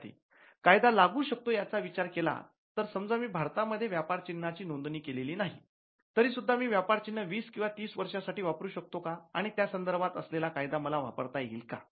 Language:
Marathi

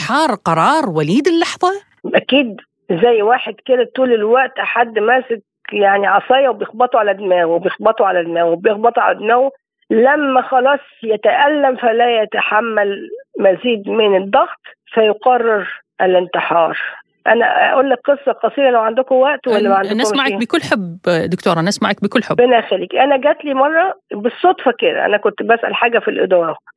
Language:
Arabic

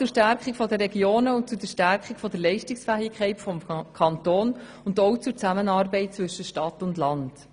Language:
Swiss German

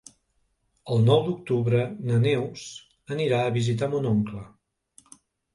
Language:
Catalan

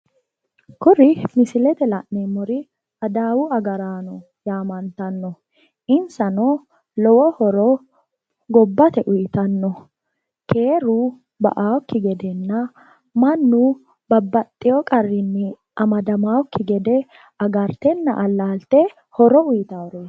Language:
Sidamo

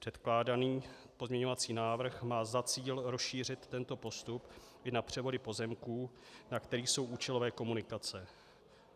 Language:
Czech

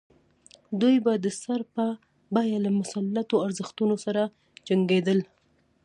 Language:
Pashto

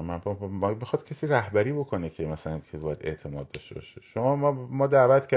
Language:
Persian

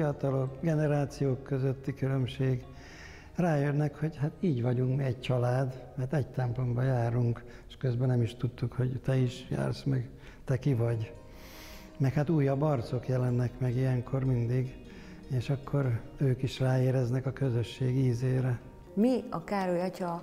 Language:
Hungarian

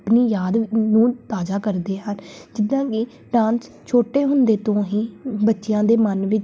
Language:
Punjabi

